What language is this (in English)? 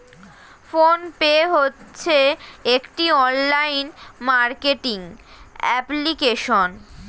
Bangla